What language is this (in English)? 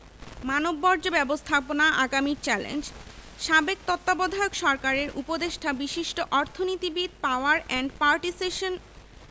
Bangla